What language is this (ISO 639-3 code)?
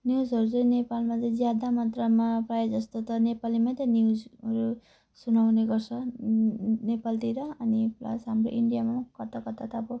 nep